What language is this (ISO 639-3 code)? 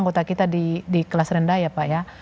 ind